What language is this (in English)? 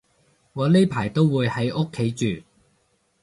Cantonese